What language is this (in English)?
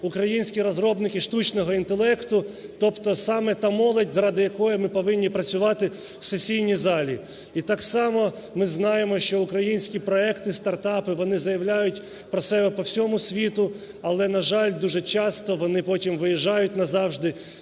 Ukrainian